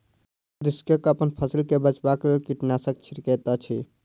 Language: Maithili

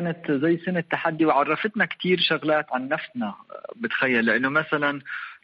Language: Arabic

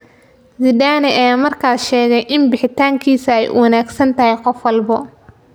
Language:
Somali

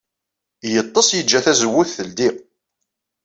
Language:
Kabyle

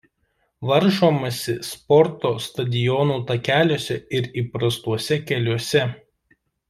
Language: Lithuanian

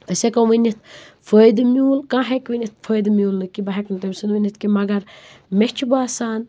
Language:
Kashmiri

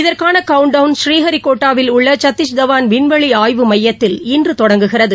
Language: Tamil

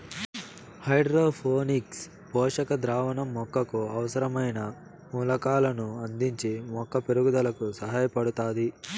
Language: Telugu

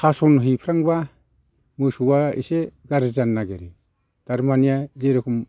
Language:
Bodo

